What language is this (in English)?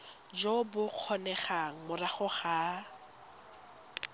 Tswana